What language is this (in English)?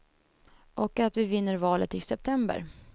Swedish